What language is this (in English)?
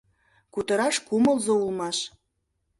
Mari